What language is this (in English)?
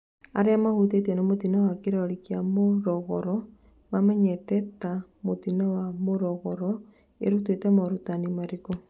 Kikuyu